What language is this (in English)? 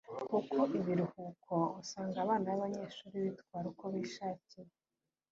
Kinyarwanda